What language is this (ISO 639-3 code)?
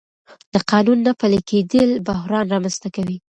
pus